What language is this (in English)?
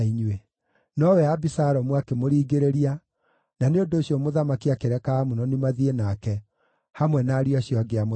Kikuyu